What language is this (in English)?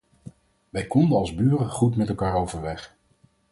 Dutch